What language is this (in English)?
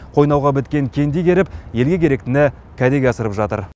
Kazakh